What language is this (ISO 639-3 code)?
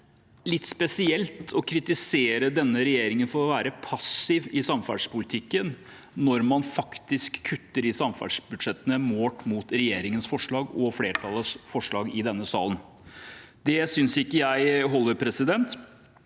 nor